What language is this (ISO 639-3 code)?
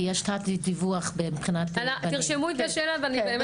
heb